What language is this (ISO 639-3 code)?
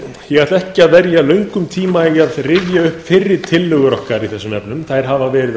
isl